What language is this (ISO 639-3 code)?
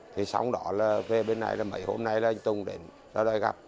vie